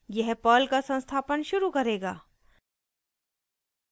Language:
Hindi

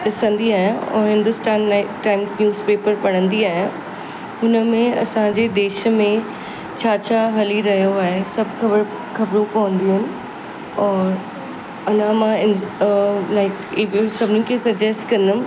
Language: Sindhi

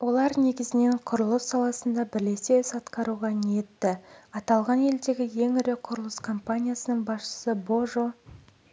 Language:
Kazakh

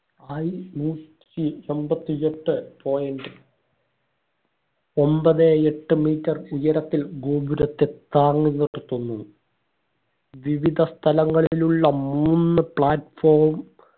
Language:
Malayalam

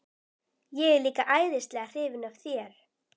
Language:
Icelandic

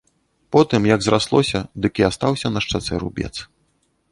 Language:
Belarusian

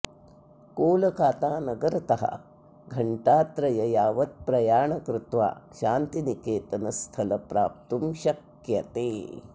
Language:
Sanskrit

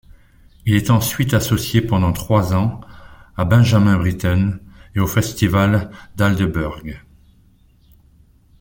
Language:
French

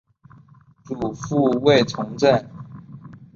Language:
Chinese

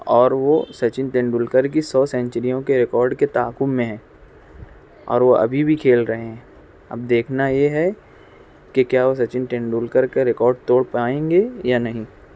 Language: Urdu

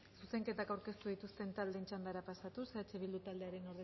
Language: Basque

